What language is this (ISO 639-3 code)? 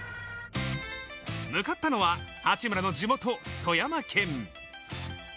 jpn